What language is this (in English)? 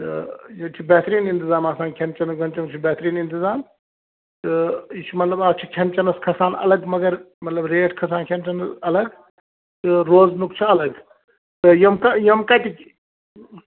Kashmiri